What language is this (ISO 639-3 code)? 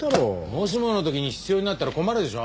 jpn